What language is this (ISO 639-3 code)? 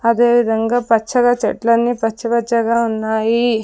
tel